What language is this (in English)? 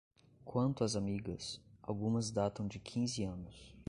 Portuguese